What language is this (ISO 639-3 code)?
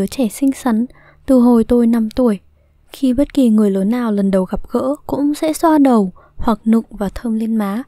vie